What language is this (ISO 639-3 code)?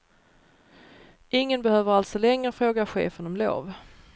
swe